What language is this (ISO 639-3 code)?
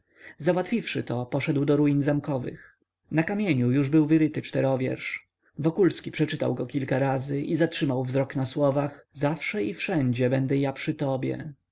pol